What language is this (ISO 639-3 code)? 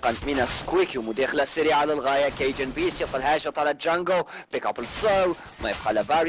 ara